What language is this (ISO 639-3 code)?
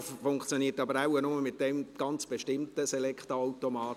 gsw